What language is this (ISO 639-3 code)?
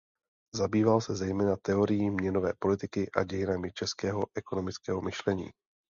ces